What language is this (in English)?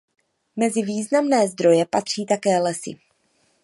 Czech